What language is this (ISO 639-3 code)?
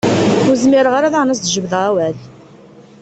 kab